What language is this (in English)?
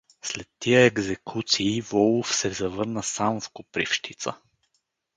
Bulgarian